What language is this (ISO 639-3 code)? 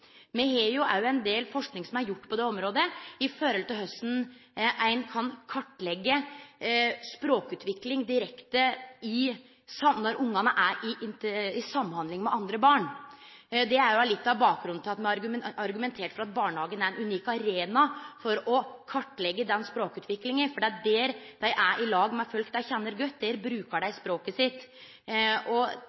nno